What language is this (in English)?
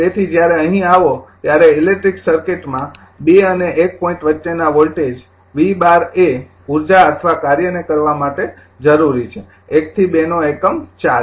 Gujarati